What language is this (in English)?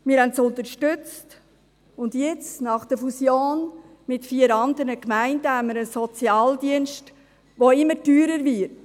Swiss German